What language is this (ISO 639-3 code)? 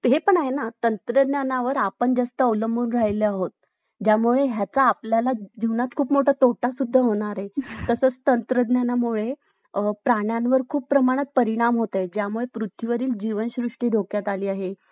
mar